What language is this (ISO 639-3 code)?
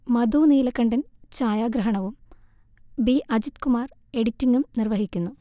mal